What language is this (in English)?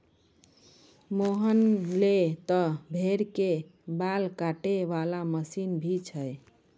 Maithili